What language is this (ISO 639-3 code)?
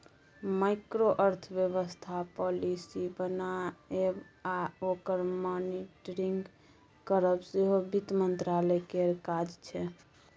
mai